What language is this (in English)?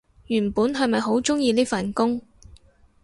Cantonese